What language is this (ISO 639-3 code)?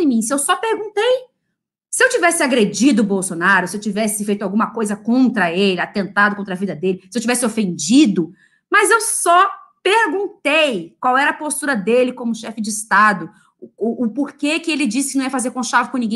por